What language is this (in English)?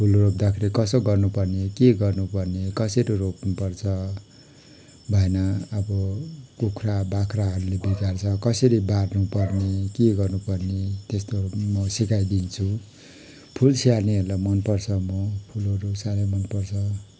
Nepali